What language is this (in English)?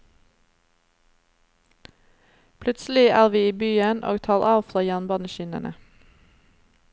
Norwegian